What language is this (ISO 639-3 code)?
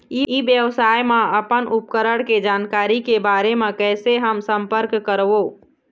hne